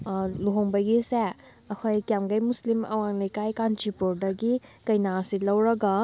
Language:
Manipuri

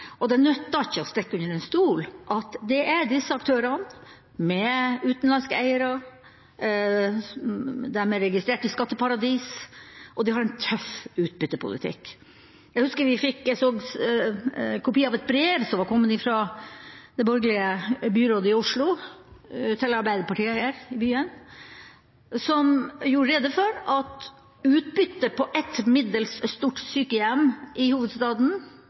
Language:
Norwegian Bokmål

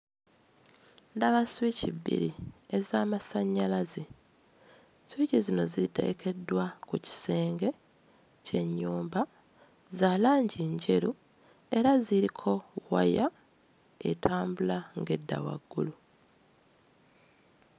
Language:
Ganda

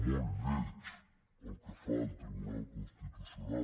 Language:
Catalan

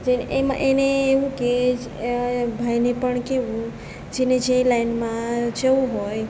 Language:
Gujarati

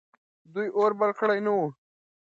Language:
Pashto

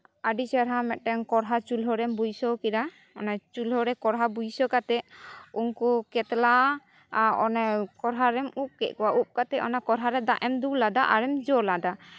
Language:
Santali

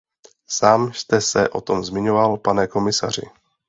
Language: Czech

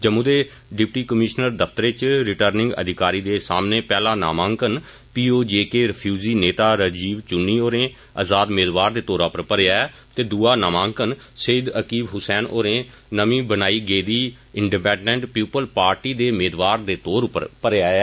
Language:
Dogri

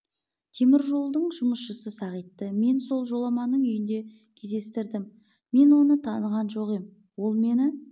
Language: Kazakh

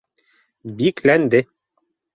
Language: Bashkir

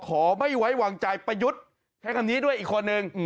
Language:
Thai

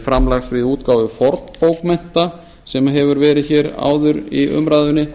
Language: Icelandic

